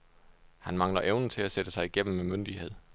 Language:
Danish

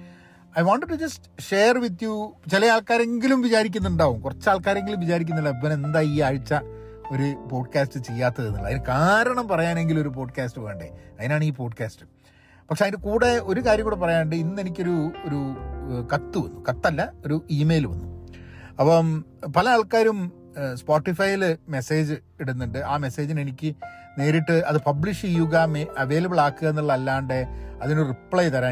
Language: Malayalam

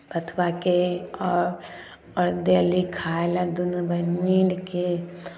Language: Maithili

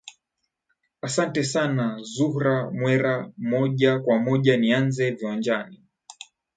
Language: Swahili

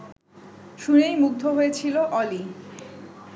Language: Bangla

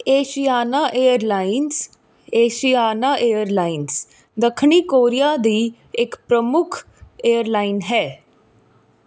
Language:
Punjabi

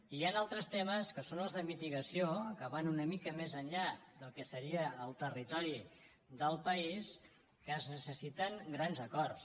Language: Catalan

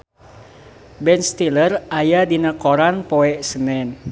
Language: Sundanese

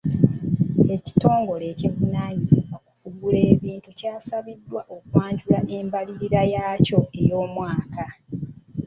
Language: Ganda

